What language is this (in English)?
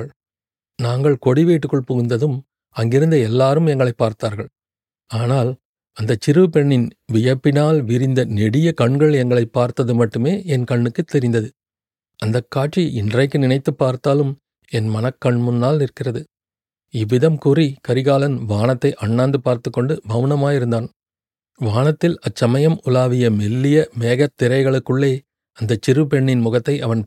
Tamil